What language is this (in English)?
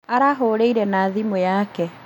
Kikuyu